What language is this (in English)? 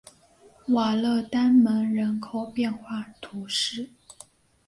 Chinese